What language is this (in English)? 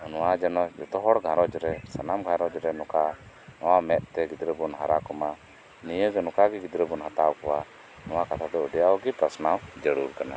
Santali